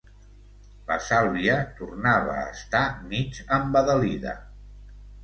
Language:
Catalan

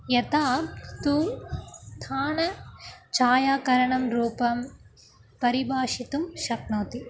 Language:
Sanskrit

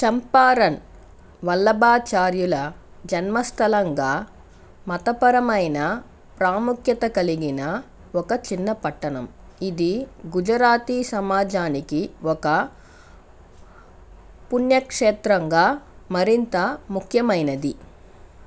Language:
Telugu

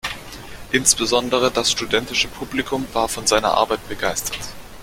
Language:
German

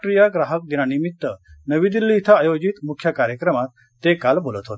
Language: Marathi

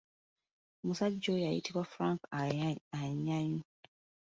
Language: Ganda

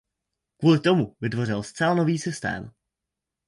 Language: Czech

